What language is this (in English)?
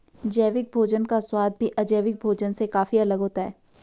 Hindi